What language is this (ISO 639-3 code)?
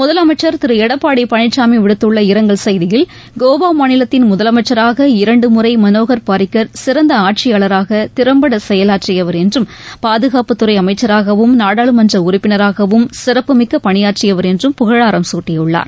tam